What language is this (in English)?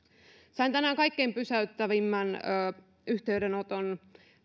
Finnish